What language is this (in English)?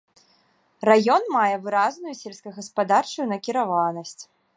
Belarusian